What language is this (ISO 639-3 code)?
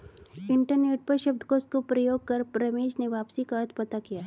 hin